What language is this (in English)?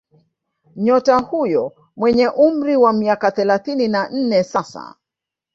Swahili